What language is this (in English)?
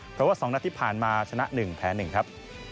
Thai